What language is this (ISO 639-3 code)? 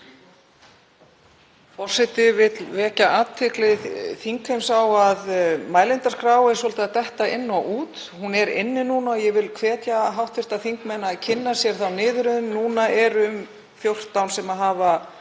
isl